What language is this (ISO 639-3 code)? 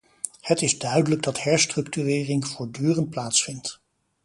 nld